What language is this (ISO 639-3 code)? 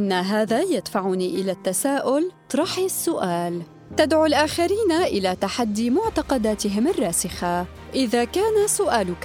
ara